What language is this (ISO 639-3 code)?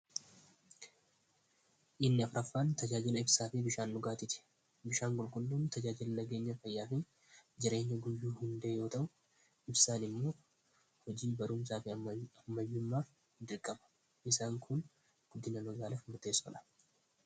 orm